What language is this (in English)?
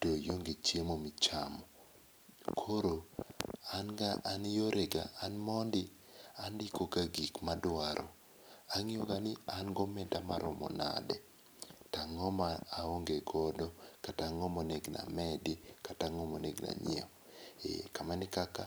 Luo (Kenya and Tanzania)